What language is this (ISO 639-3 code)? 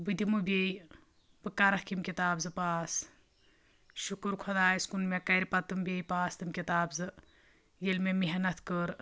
kas